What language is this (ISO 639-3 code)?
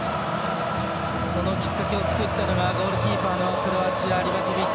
jpn